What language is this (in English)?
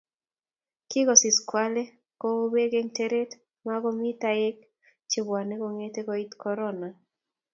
Kalenjin